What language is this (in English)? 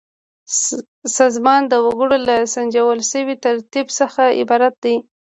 Pashto